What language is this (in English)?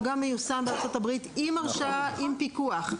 Hebrew